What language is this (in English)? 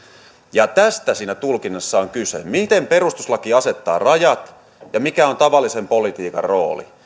Finnish